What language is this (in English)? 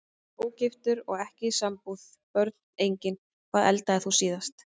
Icelandic